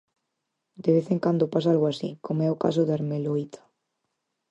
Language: Galician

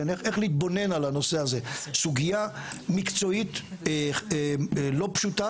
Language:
Hebrew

